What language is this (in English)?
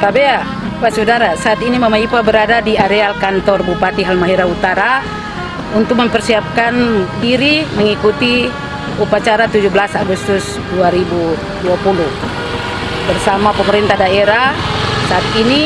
Indonesian